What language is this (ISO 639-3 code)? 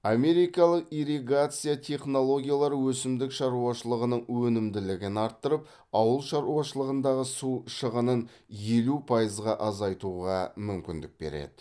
kaz